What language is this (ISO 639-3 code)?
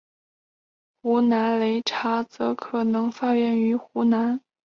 zho